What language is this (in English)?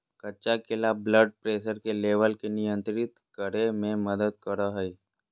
Magahi